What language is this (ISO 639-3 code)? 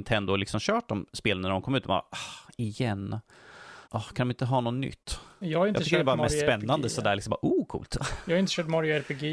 swe